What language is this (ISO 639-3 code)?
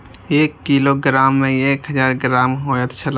mai